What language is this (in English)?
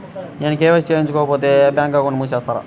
Telugu